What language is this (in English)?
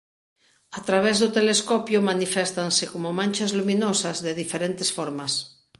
Galician